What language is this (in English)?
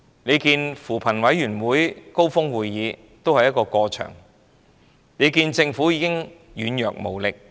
Cantonese